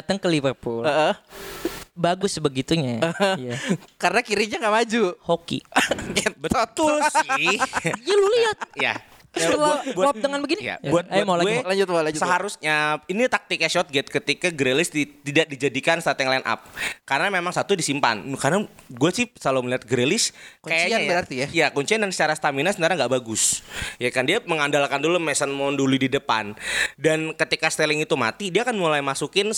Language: Indonesian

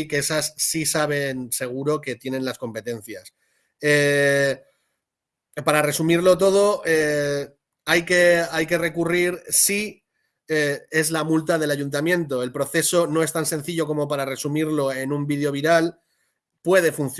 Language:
Spanish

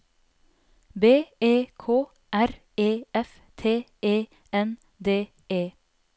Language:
Norwegian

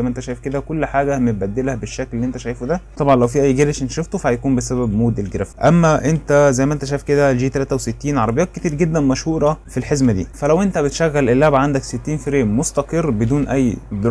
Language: Arabic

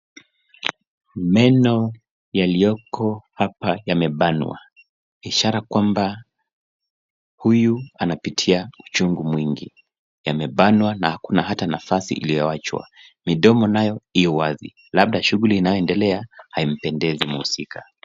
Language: Swahili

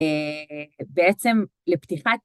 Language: Hebrew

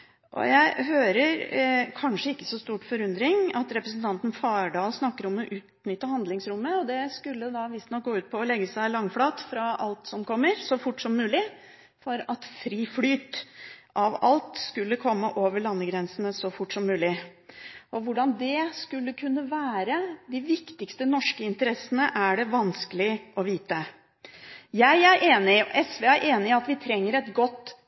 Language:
Norwegian Bokmål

